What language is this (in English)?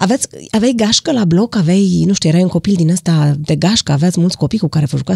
Romanian